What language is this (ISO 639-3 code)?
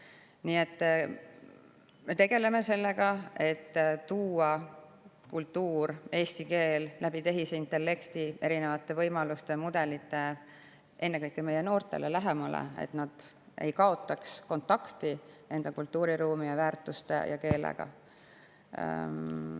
est